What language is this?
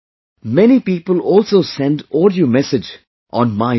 English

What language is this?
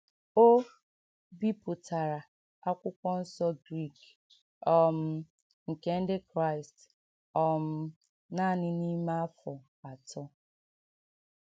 Igbo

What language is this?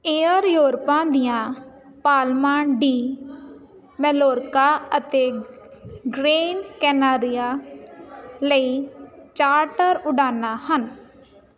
Punjabi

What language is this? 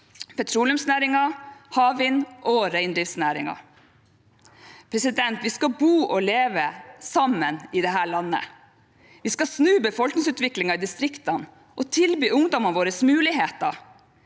Norwegian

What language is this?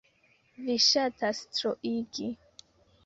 Esperanto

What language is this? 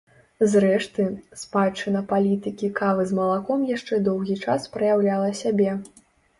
Belarusian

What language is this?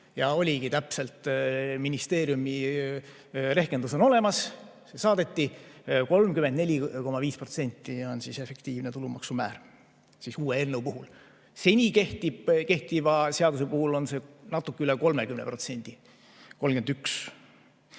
Estonian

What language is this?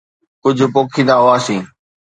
Sindhi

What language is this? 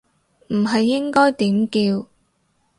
Cantonese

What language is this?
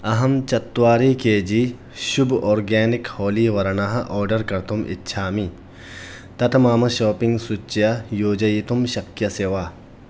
Sanskrit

